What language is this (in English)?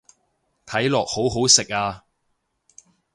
Cantonese